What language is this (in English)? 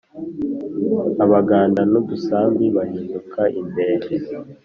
Kinyarwanda